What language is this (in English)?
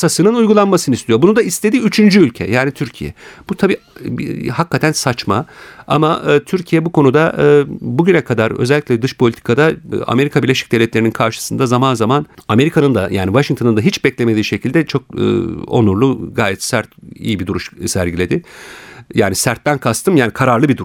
Turkish